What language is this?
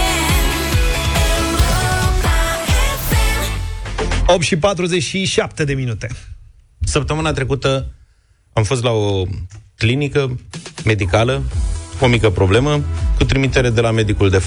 Romanian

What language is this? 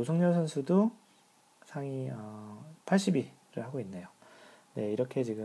Korean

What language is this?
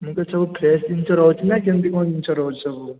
Odia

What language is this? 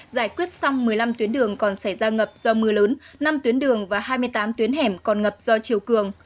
Vietnamese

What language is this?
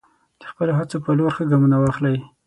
Pashto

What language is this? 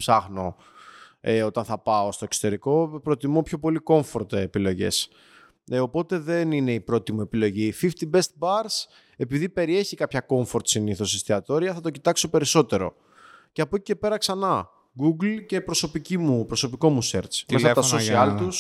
Greek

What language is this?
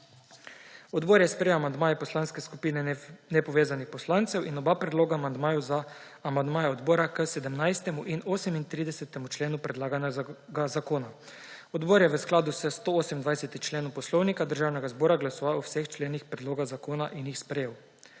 Slovenian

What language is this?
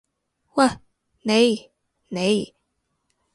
Cantonese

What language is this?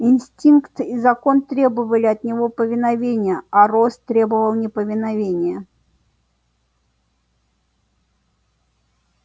Russian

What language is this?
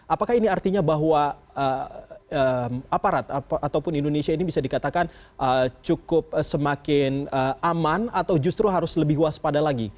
Indonesian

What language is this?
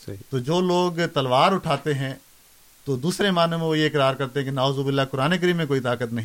Urdu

